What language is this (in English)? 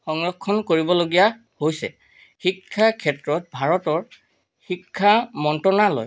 Assamese